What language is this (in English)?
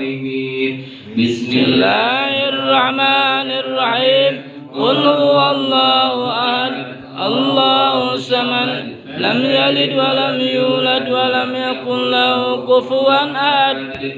Arabic